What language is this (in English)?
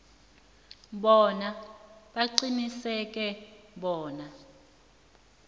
South Ndebele